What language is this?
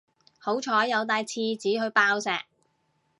Cantonese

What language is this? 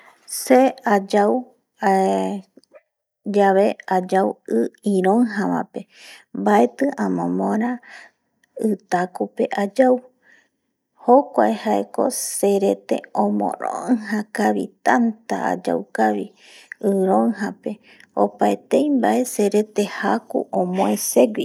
Eastern Bolivian Guaraní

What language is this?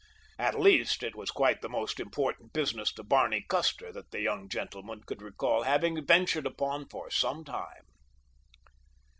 English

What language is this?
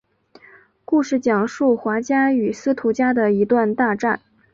Chinese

